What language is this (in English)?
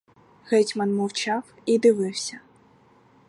Ukrainian